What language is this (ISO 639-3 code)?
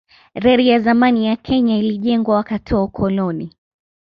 swa